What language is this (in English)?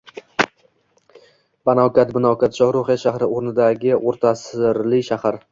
Uzbek